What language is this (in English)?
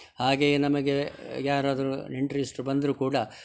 Kannada